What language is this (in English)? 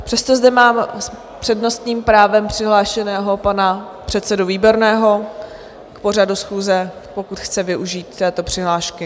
Czech